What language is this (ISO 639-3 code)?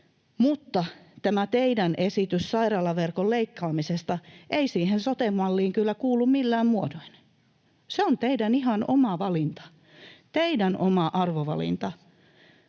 fin